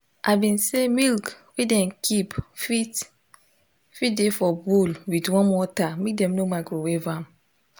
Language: Nigerian Pidgin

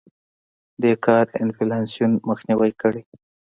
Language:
Pashto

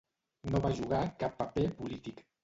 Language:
Catalan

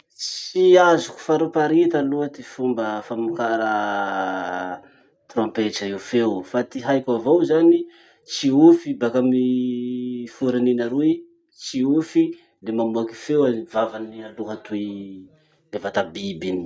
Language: Masikoro Malagasy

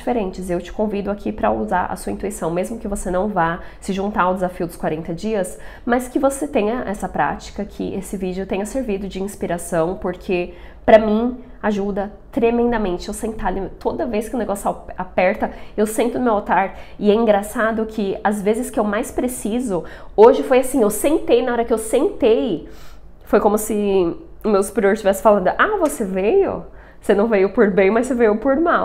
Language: Portuguese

